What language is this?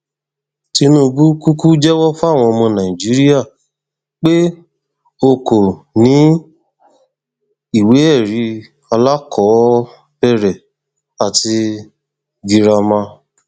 Yoruba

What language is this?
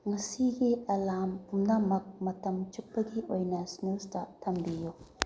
Manipuri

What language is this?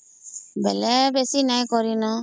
Odia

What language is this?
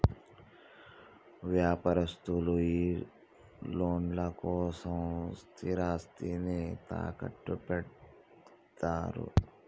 Telugu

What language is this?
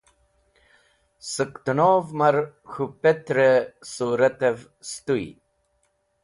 Wakhi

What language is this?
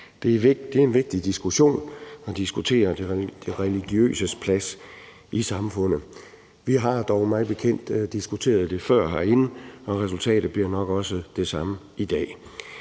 Danish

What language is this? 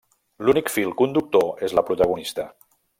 Catalan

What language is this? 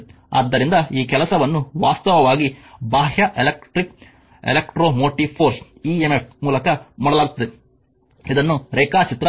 Kannada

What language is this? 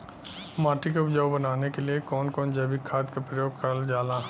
Bhojpuri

